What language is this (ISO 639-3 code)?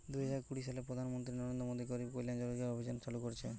ben